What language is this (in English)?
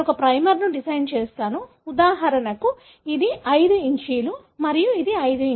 Telugu